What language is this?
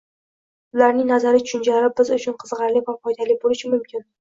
Uzbek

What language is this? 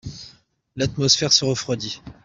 French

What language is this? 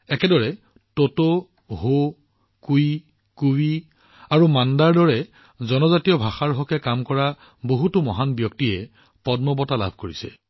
Assamese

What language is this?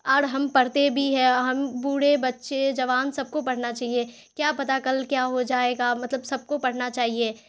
Urdu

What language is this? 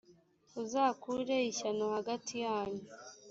Kinyarwanda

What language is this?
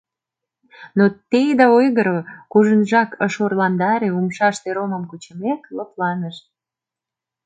Mari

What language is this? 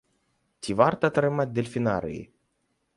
Belarusian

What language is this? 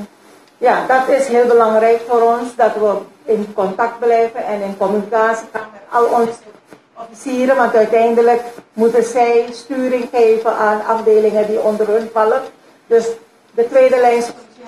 Dutch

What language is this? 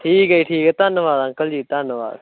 Punjabi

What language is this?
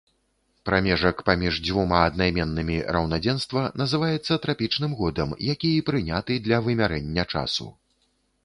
Belarusian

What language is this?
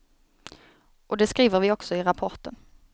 Swedish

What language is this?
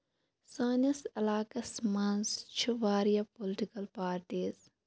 Kashmiri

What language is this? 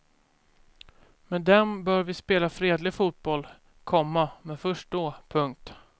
Swedish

